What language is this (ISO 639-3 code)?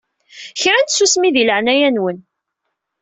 kab